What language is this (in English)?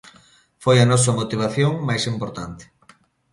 Galician